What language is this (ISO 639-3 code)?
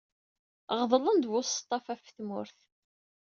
kab